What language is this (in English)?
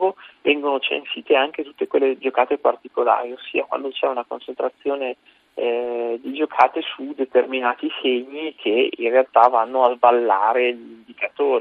Italian